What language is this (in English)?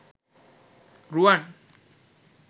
Sinhala